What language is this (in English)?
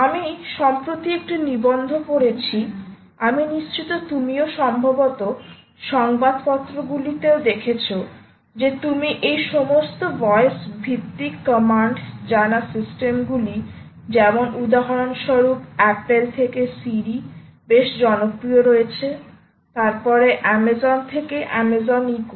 Bangla